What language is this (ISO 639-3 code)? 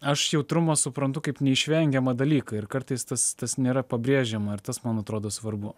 lit